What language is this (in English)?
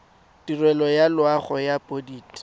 Tswana